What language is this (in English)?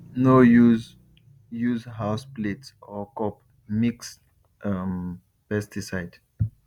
Nigerian Pidgin